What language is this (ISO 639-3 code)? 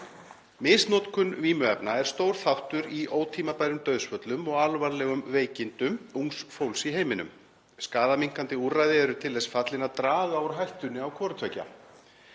isl